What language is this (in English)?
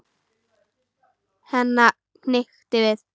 Icelandic